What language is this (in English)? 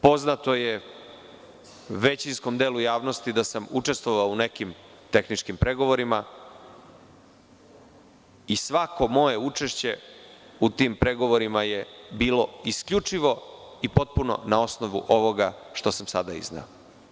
Serbian